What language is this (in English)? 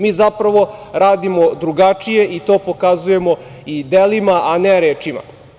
Serbian